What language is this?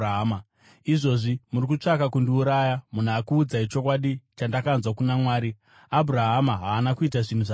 Shona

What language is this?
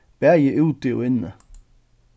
Faroese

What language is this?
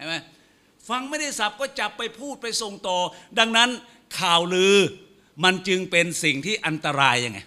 Thai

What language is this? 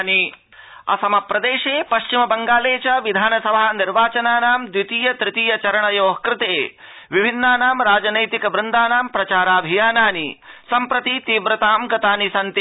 Sanskrit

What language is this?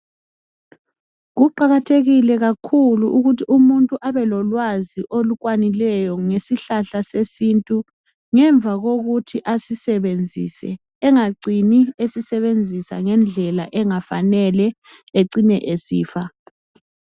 North Ndebele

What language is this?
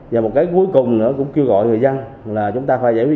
Vietnamese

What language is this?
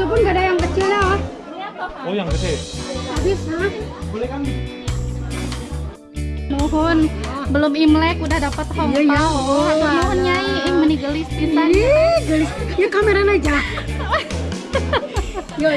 Indonesian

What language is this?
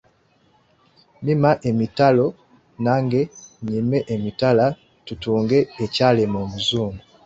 Ganda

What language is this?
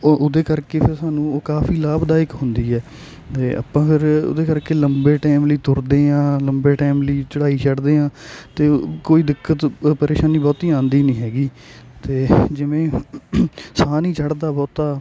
Punjabi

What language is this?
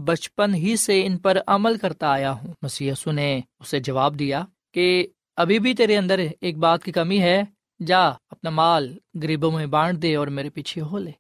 Urdu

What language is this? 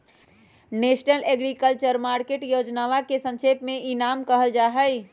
Magahi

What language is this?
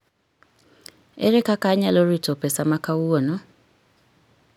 Luo (Kenya and Tanzania)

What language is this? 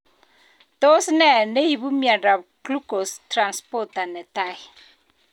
Kalenjin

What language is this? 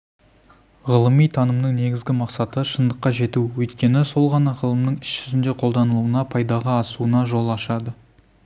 Kazakh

